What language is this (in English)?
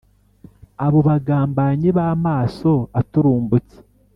Kinyarwanda